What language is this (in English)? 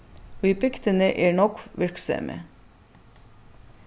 Faroese